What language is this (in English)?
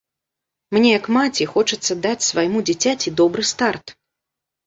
Belarusian